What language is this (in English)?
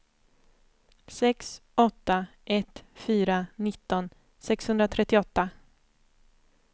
Swedish